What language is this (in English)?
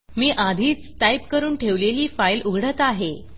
Marathi